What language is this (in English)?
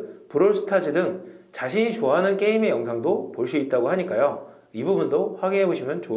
Korean